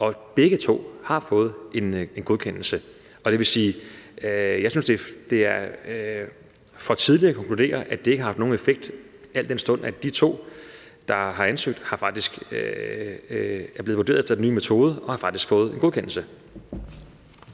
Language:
Danish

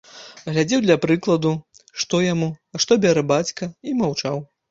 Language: Belarusian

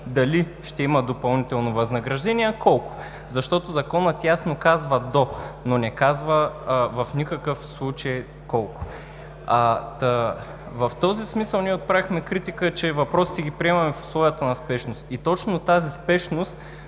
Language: Bulgarian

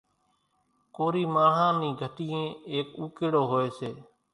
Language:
Kachi Koli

